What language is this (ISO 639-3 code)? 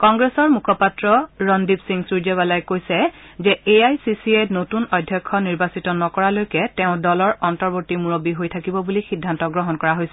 asm